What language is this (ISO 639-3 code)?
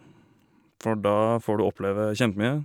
nor